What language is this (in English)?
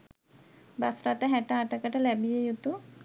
Sinhala